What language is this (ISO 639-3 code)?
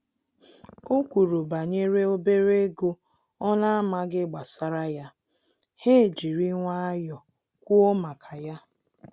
ibo